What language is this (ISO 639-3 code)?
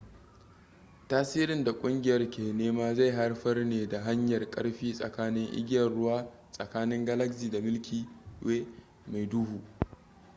hau